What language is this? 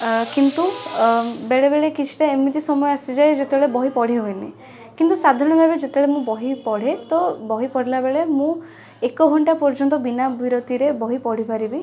Odia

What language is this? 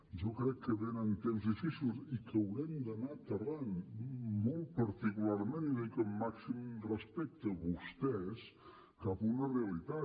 Catalan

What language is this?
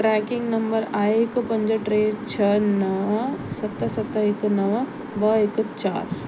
Sindhi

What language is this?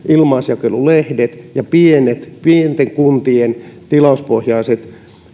Finnish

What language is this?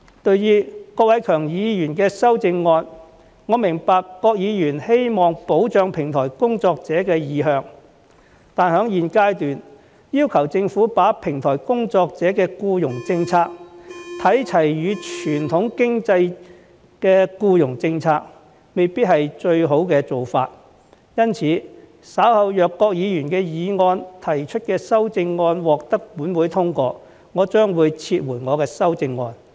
Cantonese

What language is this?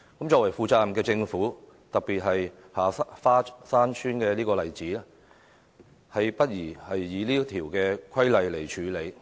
Cantonese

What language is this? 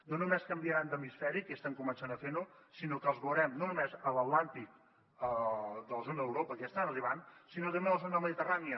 Catalan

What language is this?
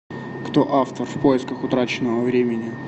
Russian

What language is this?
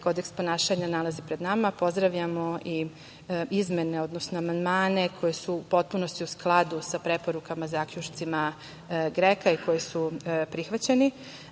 Serbian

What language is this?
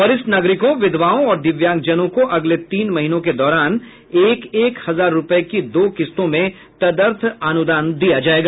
Hindi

